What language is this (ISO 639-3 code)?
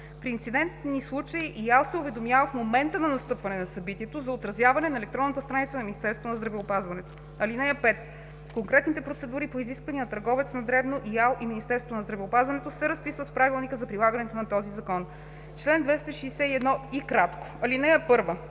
bul